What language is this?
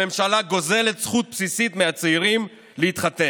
Hebrew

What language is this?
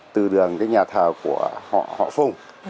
Vietnamese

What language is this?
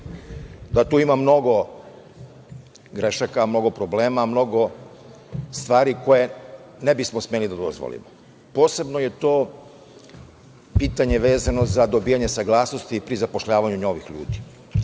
Serbian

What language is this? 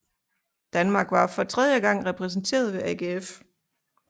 Danish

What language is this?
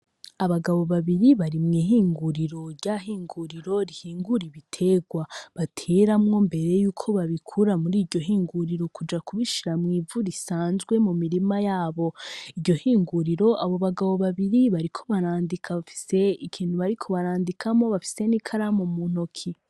Rundi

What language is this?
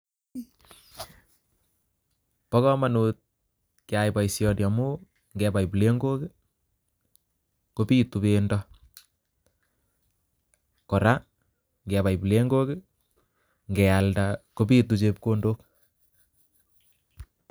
Kalenjin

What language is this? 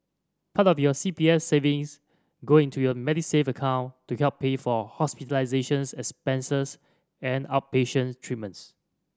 English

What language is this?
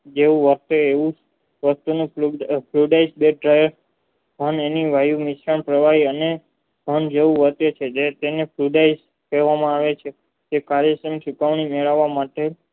Gujarati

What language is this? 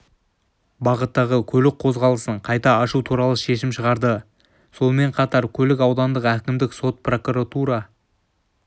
Kazakh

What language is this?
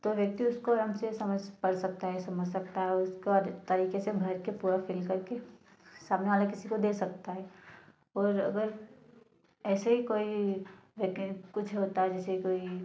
Hindi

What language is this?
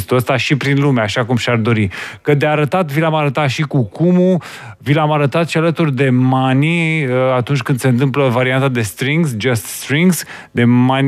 Romanian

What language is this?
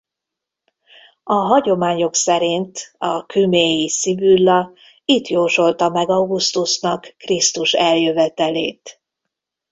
Hungarian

